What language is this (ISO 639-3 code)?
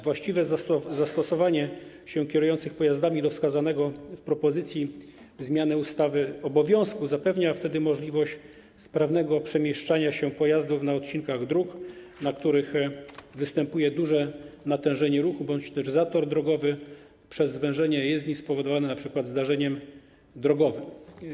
pol